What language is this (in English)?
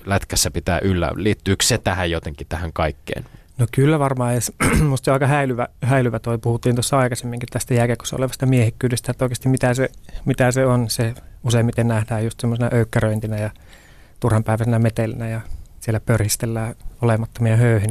Finnish